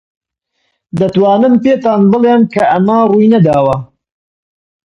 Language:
Central Kurdish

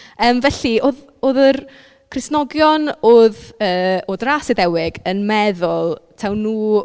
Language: Welsh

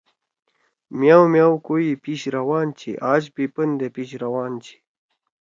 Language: Torwali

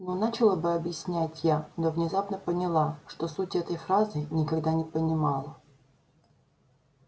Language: Russian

